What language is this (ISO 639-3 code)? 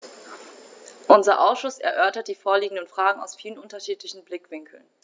deu